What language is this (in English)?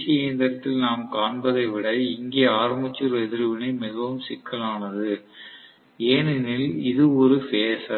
Tamil